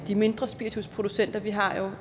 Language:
Danish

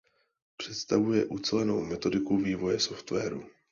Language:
Czech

